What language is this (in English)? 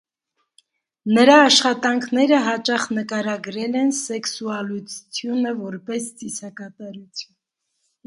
Armenian